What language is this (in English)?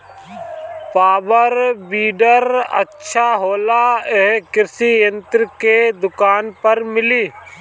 Bhojpuri